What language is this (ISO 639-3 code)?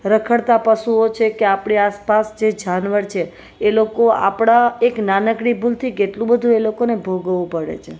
guj